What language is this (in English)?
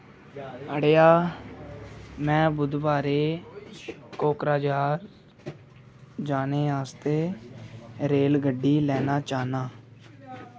Dogri